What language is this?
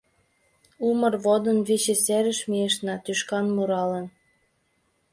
Mari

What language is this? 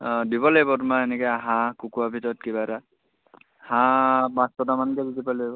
Assamese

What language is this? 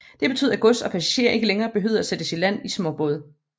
Danish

